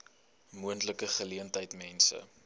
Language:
Afrikaans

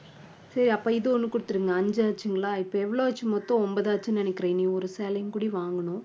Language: Tamil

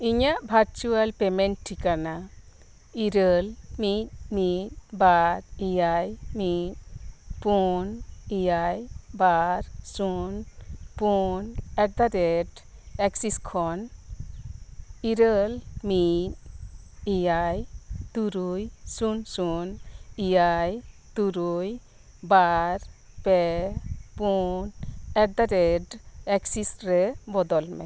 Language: Santali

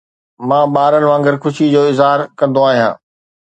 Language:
Sindhi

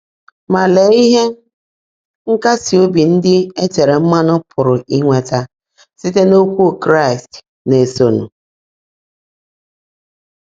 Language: Igbo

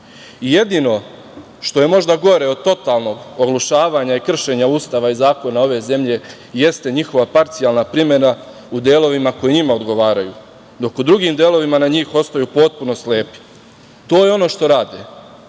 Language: Serbian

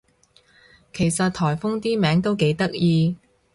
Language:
Cantonese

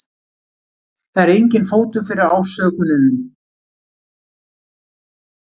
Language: Icelandic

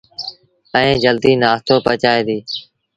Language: Sindhi Bhil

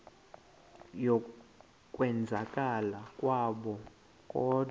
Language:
Xhosa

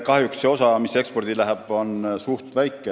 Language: Estonian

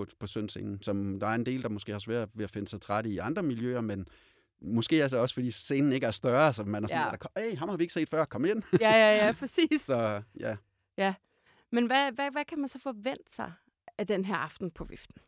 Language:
Danish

